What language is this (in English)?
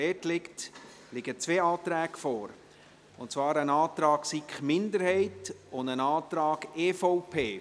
Swiss German